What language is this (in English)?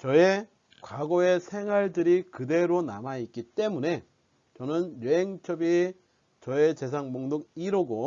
Korean